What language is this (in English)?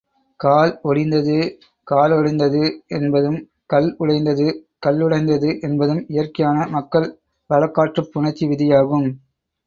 Tamil